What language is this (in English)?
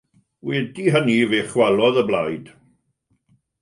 Welsh